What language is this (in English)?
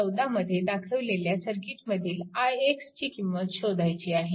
Marathi